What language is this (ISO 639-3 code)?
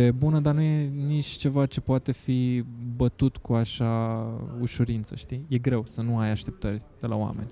ron